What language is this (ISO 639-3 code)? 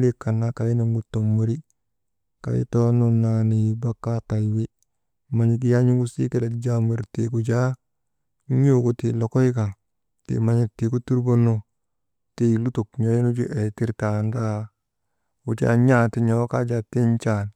mde